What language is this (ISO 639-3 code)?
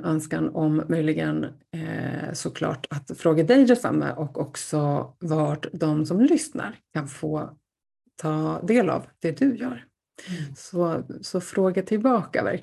swe